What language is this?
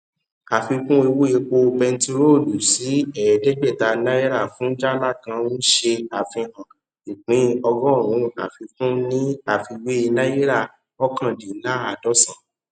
Yoruba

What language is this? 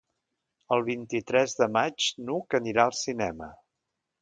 Catalan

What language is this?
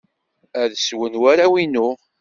Kabyle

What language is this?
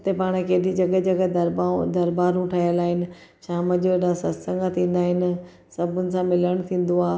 Sindhi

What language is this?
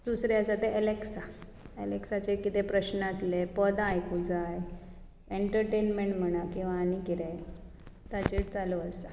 Konkani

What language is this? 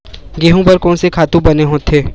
Chhattisgarhi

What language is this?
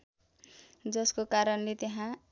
Nepali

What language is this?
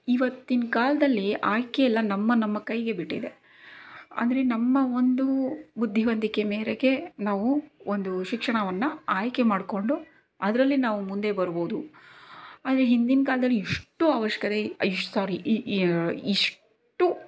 Kannada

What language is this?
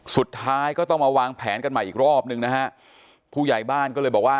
Thai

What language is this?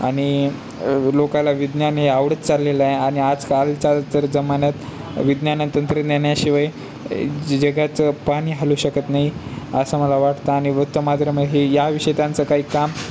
Marathi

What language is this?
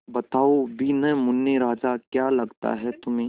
Hindi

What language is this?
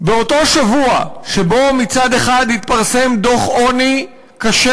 Hebrew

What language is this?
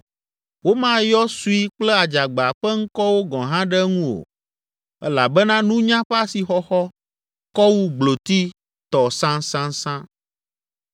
Ewe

